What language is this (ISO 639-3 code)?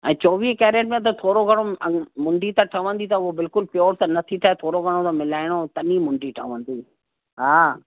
snd